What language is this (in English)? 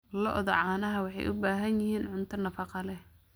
Somali